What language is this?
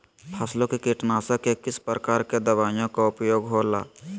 Magahi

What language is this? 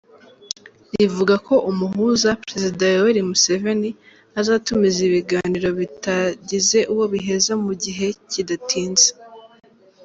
Kinyarwanda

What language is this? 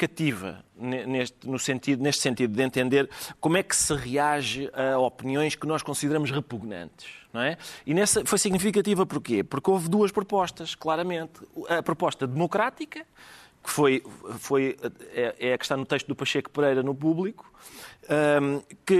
Portuguese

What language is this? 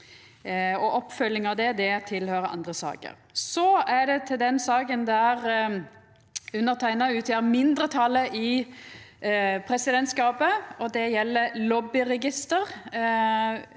Norwegian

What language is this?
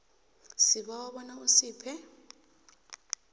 South Ndebele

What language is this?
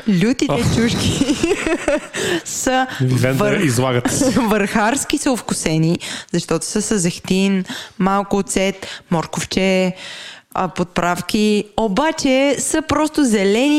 Bulgarian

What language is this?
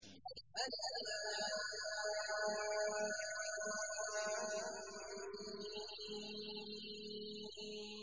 Arabic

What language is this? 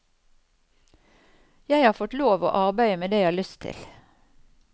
Norwegian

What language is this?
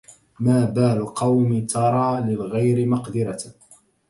Arabic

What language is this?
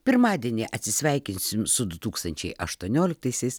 Lithuanian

